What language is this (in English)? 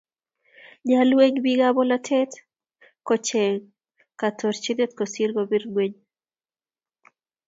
Kalenjin